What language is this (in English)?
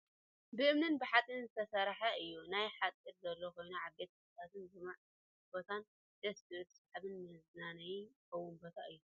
Tigrinya